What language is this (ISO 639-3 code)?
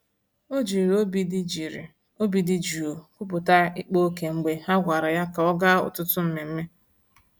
ibo